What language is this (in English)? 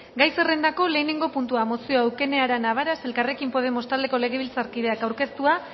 Basque